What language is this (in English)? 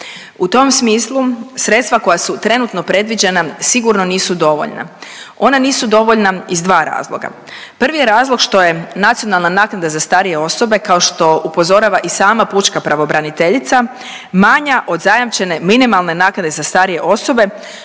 Croatian